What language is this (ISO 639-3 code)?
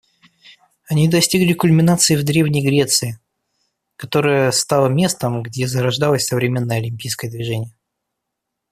rus